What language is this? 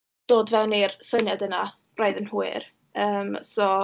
Welsh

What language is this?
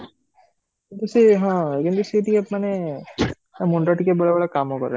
Odia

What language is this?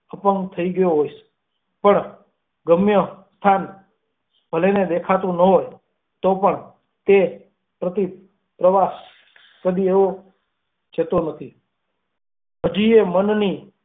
Gujarati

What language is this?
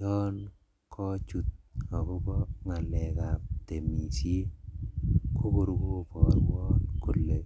Kalenjin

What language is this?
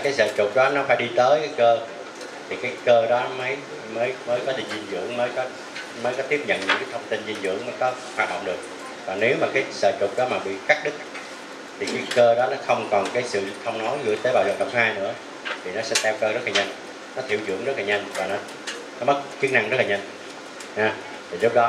Vietnamese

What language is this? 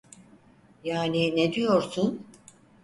Turkish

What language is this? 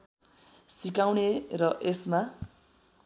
Nepali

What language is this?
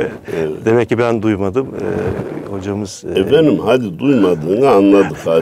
Turkish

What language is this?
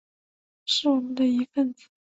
Chinese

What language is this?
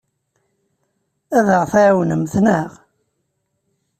Kabyle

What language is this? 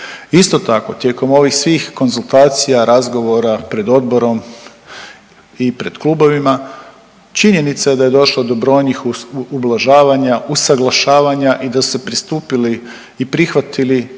Croatian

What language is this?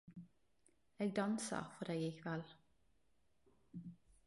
Norwegian Nynorsk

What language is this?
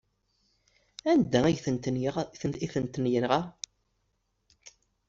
Kabyle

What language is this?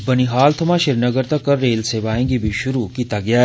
Dogri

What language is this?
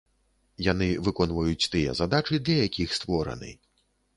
Belarusian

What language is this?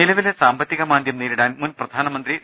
Malayalam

